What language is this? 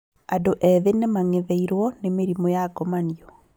Kikuyu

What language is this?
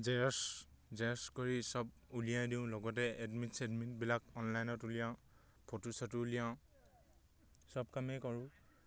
Assamese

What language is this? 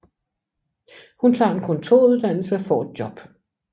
Danish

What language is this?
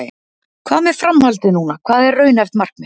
Icelandic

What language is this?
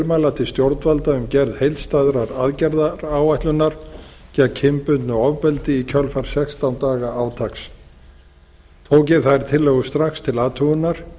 Icelandic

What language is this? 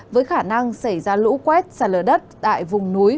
Vietnamese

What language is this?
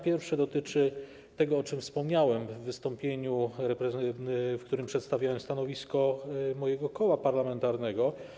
Polish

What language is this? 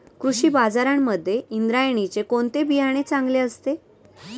Marathi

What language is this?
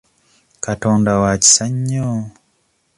Ganda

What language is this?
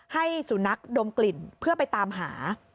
Thai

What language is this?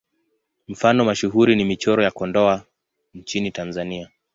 Swahili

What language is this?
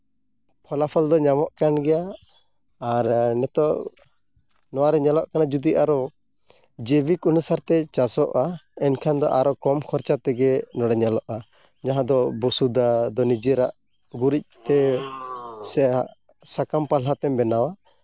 Santali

